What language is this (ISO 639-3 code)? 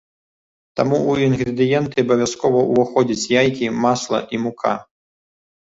bel